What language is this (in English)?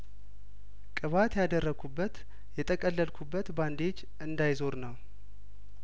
Amharic